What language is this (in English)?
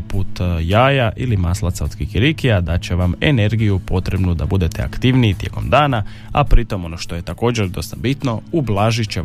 Croatian